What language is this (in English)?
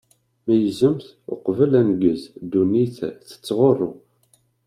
Kabyle